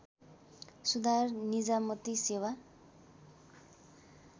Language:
Nepali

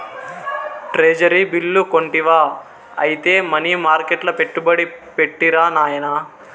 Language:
Telugu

